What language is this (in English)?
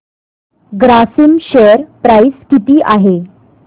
Marathi